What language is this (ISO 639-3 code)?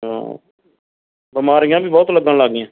pan